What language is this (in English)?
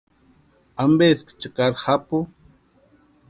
Western Highland Purepecha